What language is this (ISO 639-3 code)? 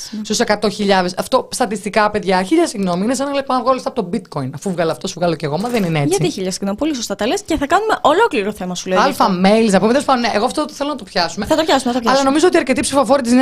ell